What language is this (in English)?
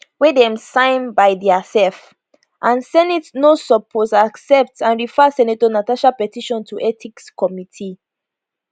Nigerian Pidgin